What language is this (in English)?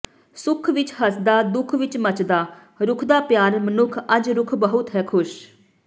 Punjabi